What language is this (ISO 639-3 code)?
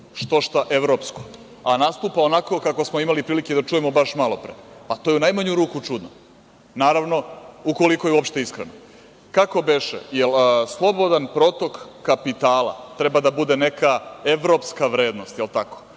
srp